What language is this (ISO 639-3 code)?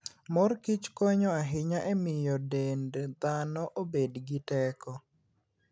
luo